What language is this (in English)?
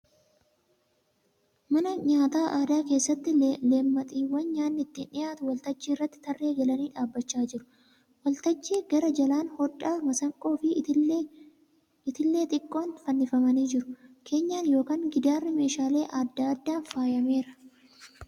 Oromo